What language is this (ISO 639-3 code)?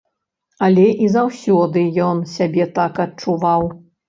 bel